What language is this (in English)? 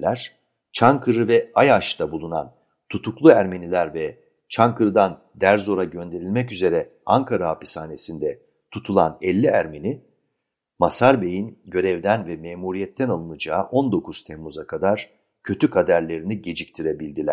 Turkish